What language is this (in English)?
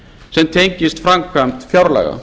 Icelandic